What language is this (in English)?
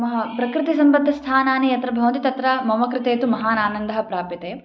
Sanskrit